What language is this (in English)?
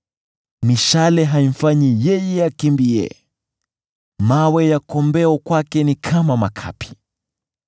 Swahili